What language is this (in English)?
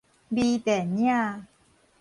Min Nan Chinese